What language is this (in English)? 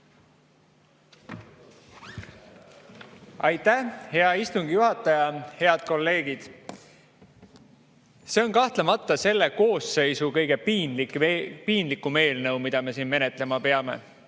Estonian